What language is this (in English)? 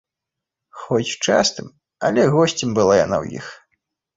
Belarusian